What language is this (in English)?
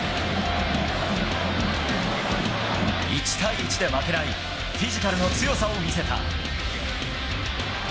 Japanese